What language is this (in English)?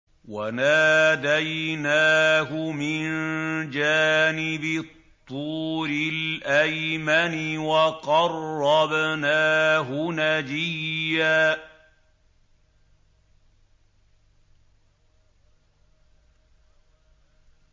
Arabic